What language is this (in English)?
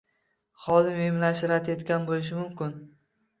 Uzbek